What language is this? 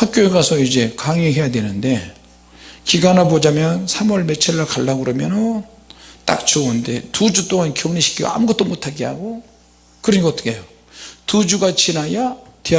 Korean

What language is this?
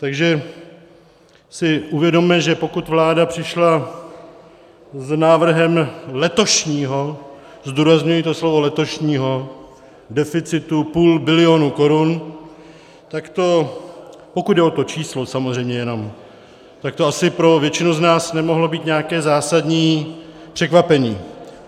Czech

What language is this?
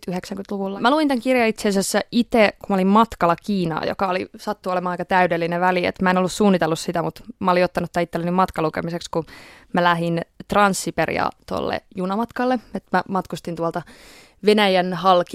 Finnish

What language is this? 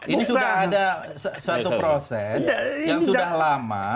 Indonesian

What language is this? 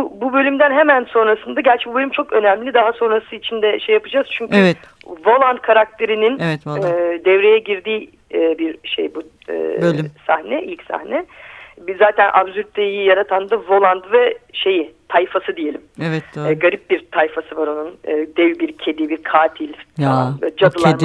Turkish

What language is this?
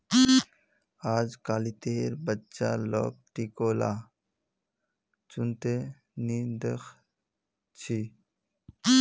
Magahi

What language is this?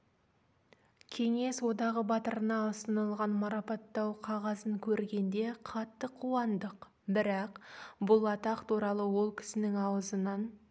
Kazakh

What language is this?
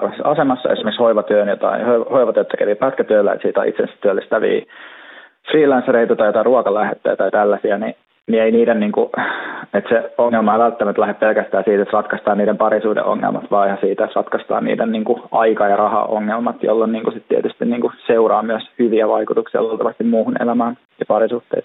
Finnish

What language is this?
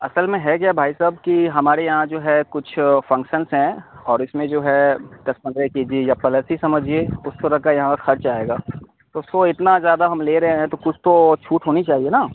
Urdu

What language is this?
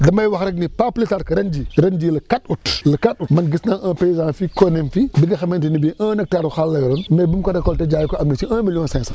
Wolof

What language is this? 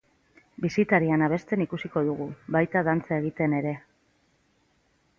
Basque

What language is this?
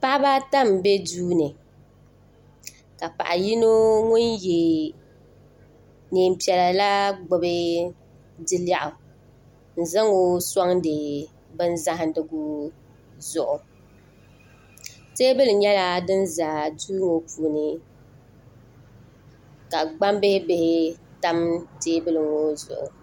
Dagbani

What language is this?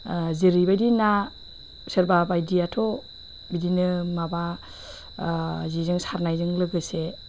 Bodo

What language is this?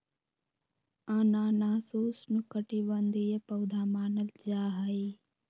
Magahi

